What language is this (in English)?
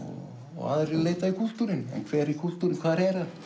Icelandic